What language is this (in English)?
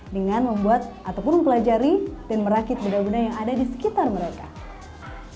Indonesian